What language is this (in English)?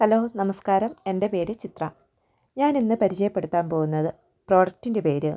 Malayalam